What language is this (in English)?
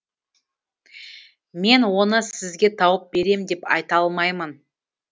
Kazakh